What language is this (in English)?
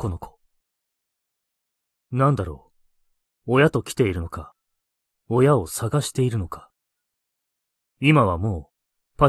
Japanese